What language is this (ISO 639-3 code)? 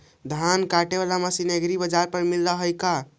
mag